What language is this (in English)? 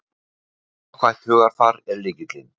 Icelandic